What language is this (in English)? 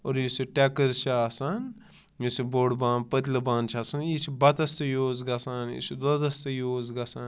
Kashmiri